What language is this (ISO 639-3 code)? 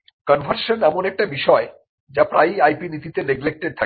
ben